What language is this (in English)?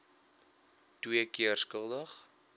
Afrikaans